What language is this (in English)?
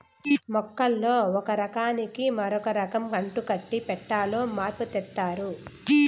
Telugu